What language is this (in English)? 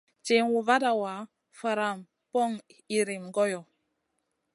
Masana